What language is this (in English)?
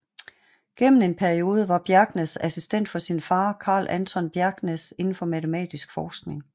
Danish